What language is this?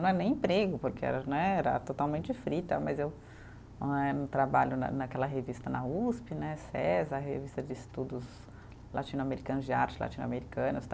Portuguese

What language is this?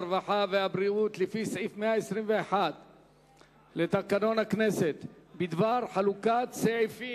Hebrew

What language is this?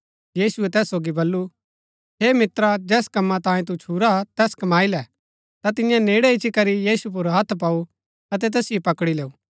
Gaddi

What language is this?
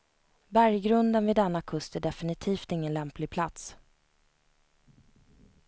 Swedish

